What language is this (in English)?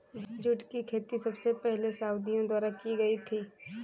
Hindi